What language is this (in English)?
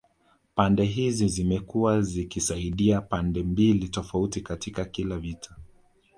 Swahili